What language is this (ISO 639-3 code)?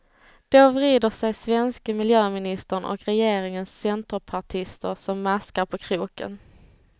swe